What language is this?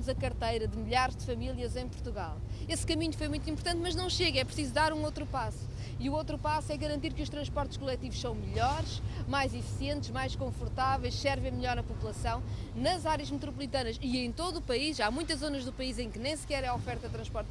Portuguese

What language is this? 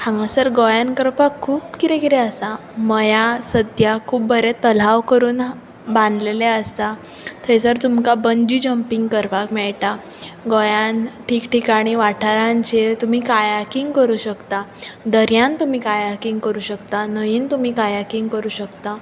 Konkani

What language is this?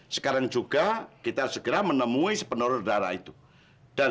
Indonesian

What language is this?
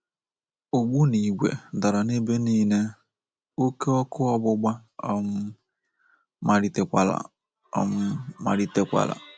Igbo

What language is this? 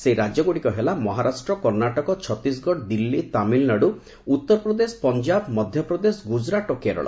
Odia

